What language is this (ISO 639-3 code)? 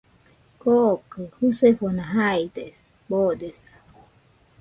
hux